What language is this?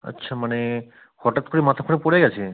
Bangla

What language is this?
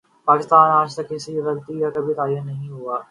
Urdu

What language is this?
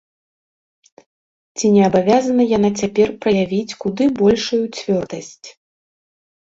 Belarusian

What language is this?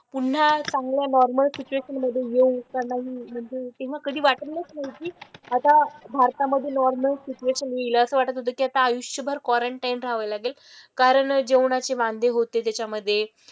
Marathi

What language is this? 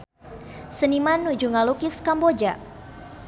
Sundanese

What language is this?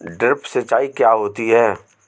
Hindi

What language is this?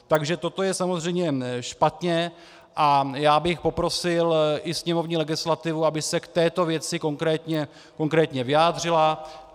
Czech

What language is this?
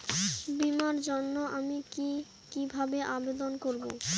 Bangla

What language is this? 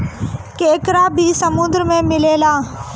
Bhojpuri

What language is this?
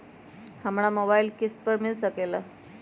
Magahi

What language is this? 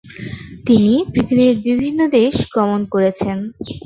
Bangla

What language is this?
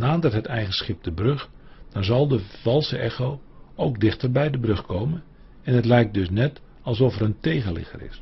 Dutch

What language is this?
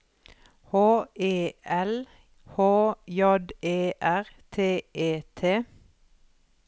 Norwegian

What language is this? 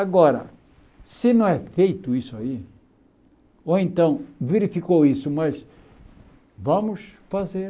Portuguese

